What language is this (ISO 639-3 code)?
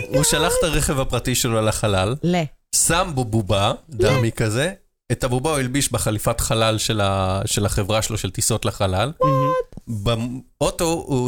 heb